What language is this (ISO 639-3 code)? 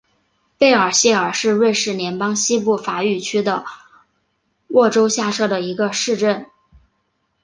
zho